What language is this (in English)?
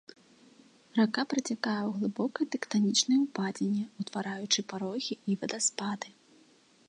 Belarusian